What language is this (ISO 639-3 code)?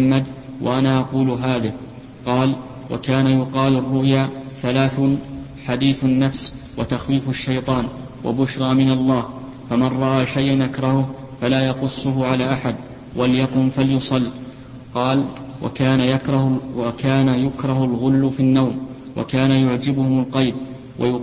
ara